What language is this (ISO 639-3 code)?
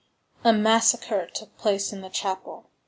eng